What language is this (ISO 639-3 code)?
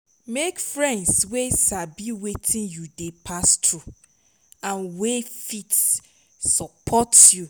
pcm